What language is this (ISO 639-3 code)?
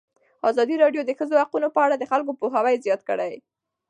pus